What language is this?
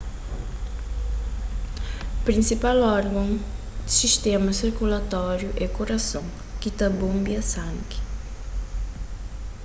Kabuverdianu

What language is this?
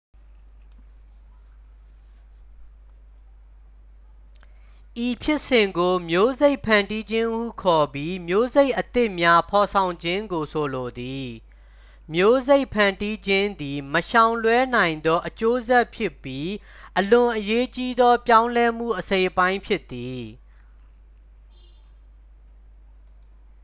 Burmese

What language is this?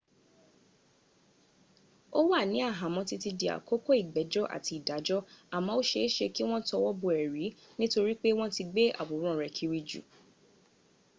Yoruba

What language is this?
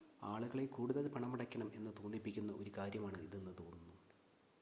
Malayalam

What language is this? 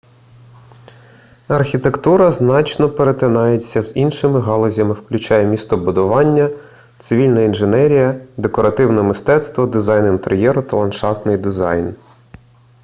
Ukrainian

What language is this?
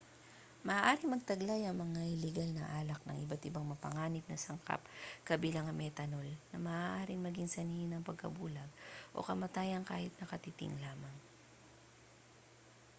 Filipino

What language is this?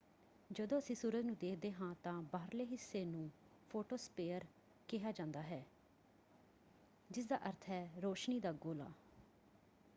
Punjabi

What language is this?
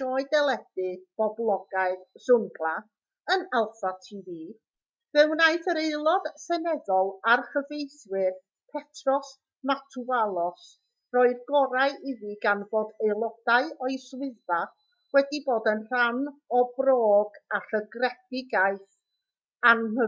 Welsh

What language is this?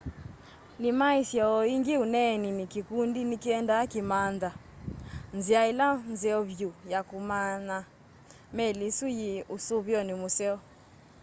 Kamba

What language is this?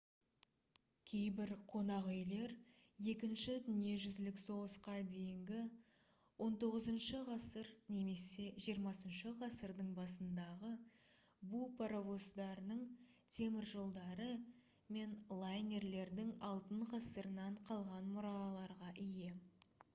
Kazakh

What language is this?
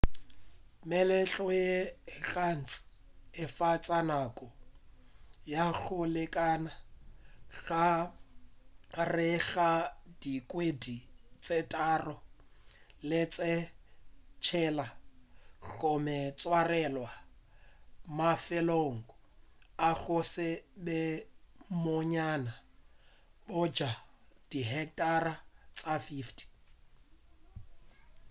Northern Sotho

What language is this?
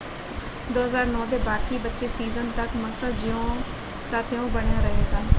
Punjabi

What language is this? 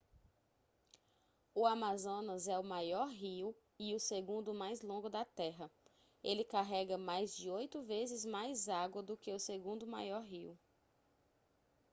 Portuguese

